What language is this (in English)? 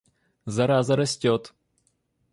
Russian